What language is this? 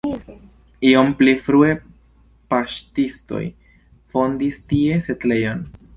Esperanto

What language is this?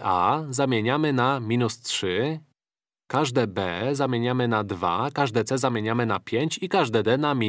Polish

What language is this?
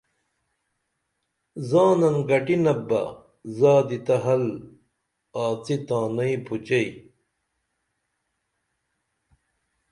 Dameli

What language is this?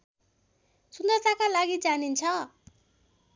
Nepali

